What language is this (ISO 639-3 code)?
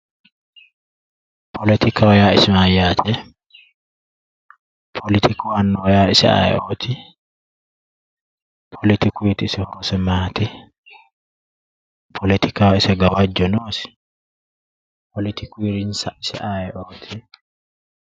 sid